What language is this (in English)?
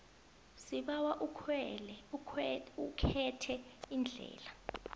South Ndebele